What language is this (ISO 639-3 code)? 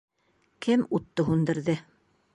bak